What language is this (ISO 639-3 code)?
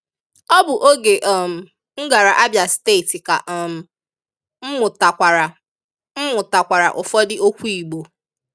ibo